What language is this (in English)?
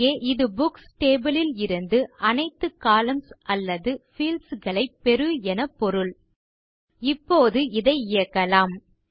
Tamil